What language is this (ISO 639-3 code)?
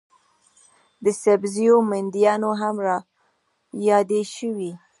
pus